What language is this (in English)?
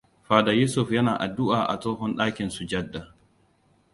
Hausa